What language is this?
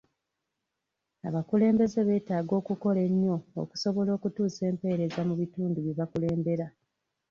Ganda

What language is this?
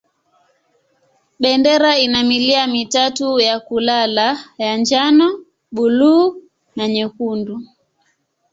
Swahili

